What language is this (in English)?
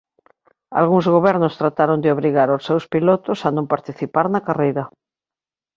Galician